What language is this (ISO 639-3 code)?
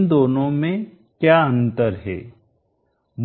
hin